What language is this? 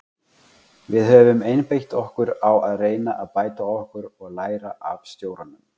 Icelandic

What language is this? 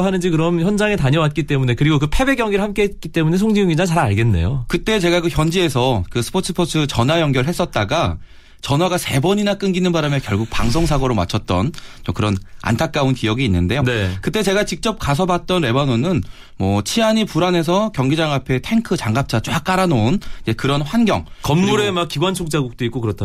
Korean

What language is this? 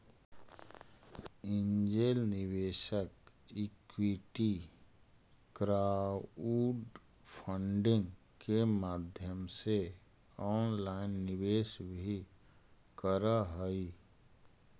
Magahi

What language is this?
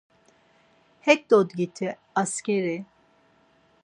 Laz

